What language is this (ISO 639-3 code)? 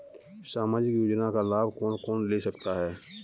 hin